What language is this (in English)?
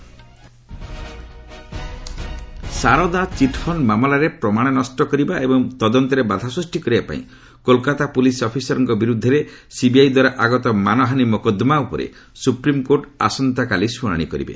Odia